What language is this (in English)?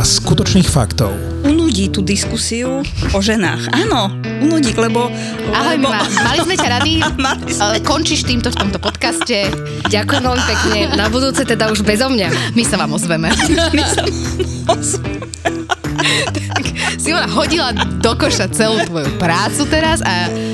Slovak